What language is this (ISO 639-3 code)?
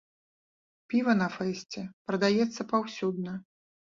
bel